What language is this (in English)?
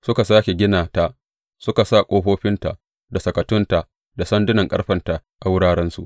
Hausa